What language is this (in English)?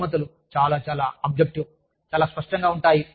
Telugu